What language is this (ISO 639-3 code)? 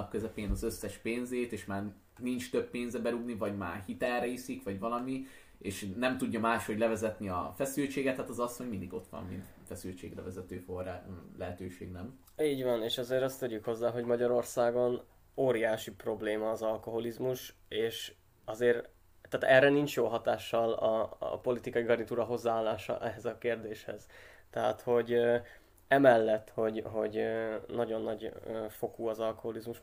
hun